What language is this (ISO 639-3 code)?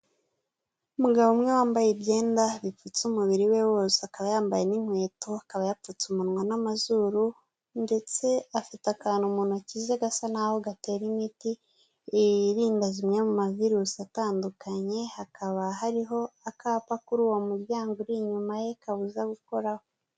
kin